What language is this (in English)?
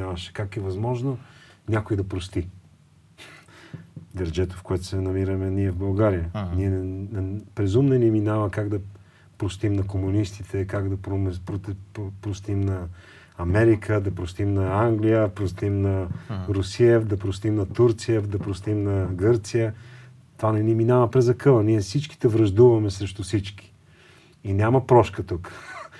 Bulgarian